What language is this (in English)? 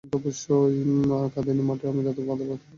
Bangla